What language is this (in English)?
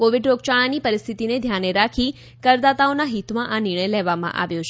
Gujarati